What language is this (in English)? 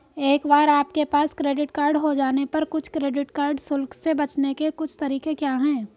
Hindi